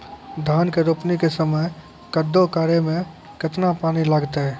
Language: Maithili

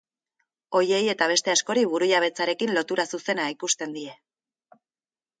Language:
Basque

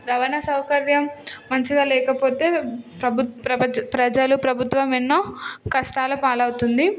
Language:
Telugu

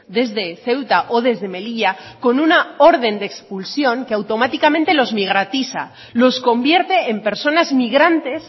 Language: Spanish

